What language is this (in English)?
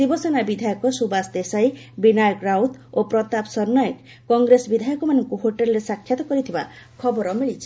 Odia